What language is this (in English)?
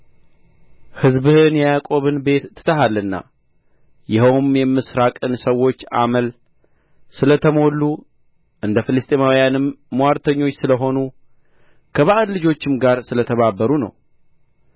Amharic